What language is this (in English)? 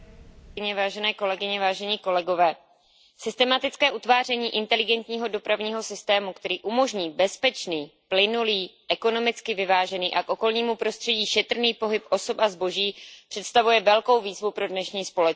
Czech